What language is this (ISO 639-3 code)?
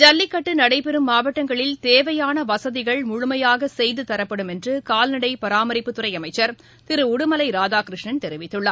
tam